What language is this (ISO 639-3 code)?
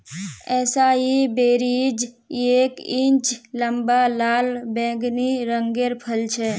mag